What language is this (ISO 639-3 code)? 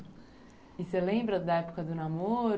por